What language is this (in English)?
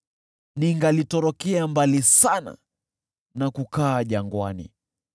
Swahili